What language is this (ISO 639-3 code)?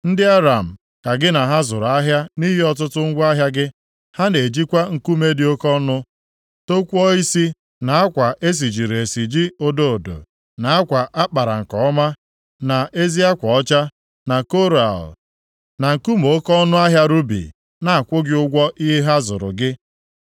ibo